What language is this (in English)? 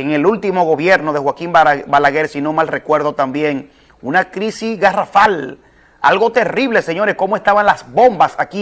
Spanish